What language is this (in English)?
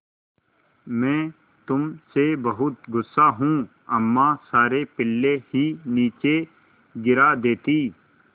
Hindi